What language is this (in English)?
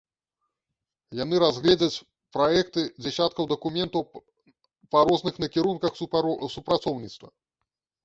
Belarusian